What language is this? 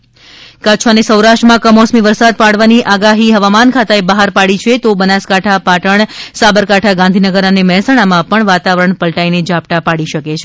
Gujarati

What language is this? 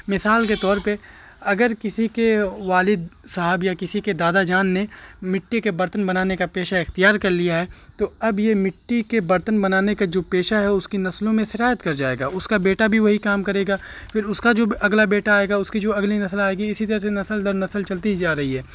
Urdu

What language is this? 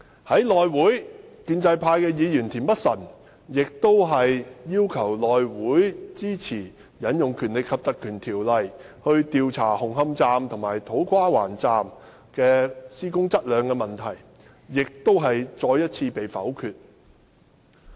Cantonese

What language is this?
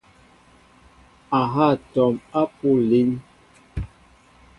Mbo (Cameroon)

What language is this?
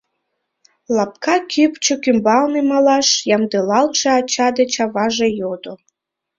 Mari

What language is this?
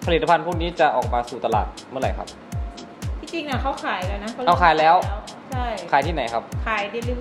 Thai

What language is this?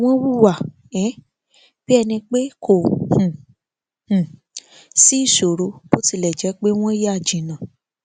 Yoruba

